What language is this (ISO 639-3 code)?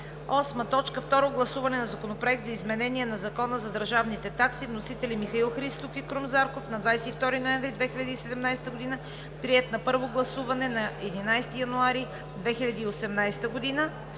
bul